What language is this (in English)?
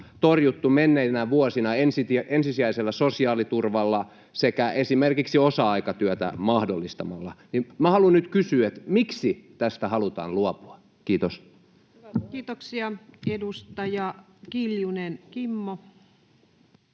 Finnish